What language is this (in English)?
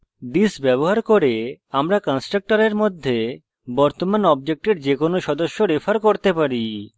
Bangla